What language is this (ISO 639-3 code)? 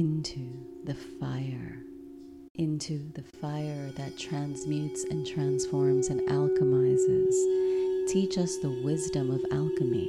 eng